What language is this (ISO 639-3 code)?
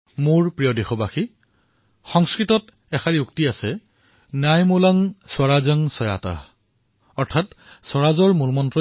asm